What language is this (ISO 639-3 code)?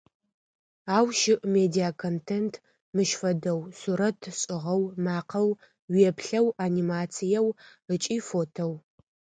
ady